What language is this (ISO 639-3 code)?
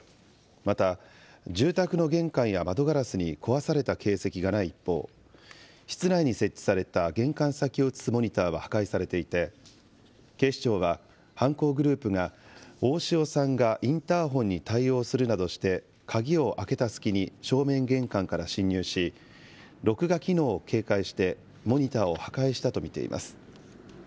jpn